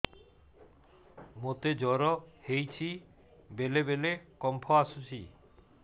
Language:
Odia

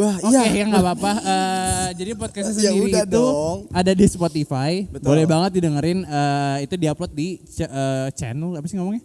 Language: Indonesian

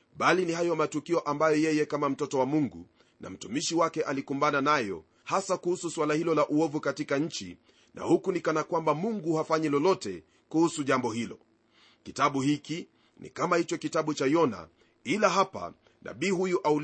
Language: Swahili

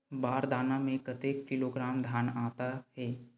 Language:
Chhattisgarhi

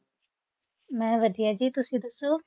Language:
Punjabi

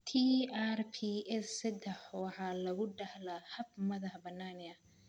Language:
Somali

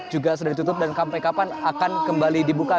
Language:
Indonesian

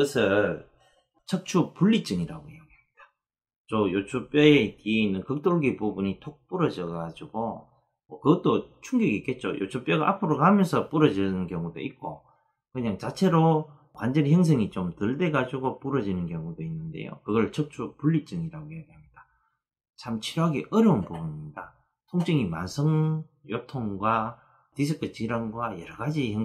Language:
Korean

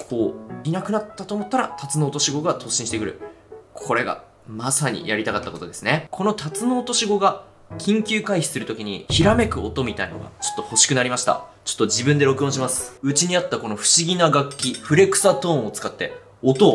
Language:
Japanese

